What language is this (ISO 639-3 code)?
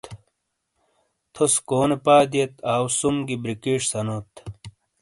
scl